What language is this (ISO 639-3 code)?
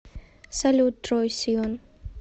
rus